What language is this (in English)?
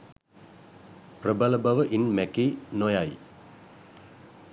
Sinhala